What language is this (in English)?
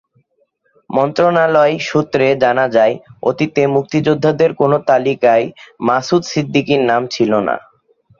Bangla